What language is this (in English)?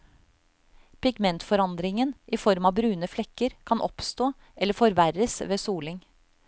Norwegian